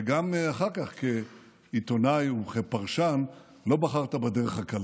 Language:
Hebrew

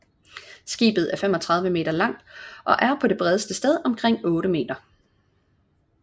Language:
Danish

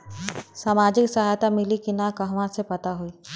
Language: Bhojpuri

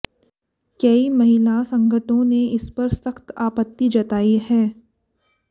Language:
Hindi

